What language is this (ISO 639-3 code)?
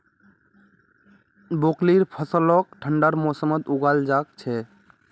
mag